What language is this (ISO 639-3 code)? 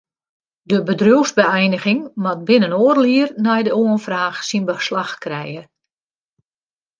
fry